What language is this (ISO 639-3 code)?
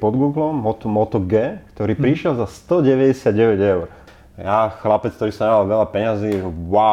slk